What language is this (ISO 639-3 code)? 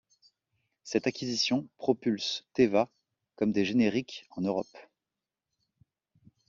fra